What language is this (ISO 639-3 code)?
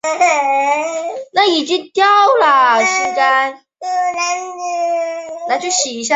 zho